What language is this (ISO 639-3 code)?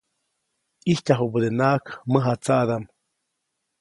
zoc